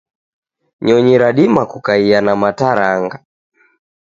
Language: Taita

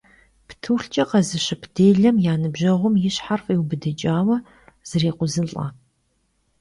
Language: Kabardian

